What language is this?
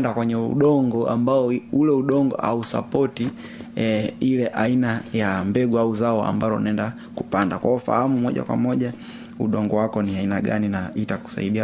Swahili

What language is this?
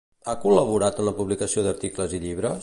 Catalan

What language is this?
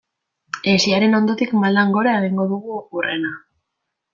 Basque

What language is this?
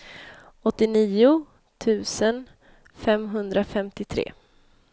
Swedish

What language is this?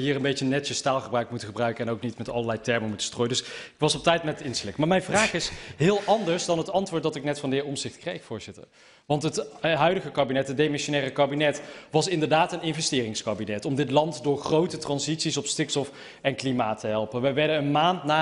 Dutch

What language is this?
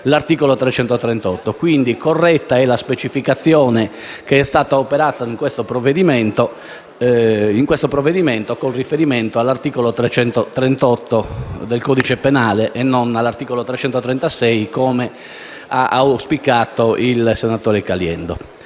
Italian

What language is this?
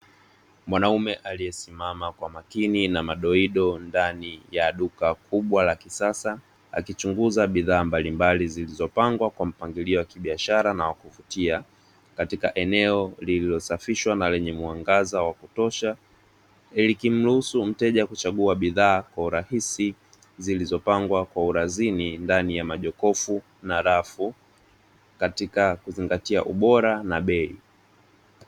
Swahili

